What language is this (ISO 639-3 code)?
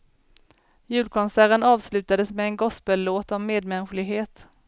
swe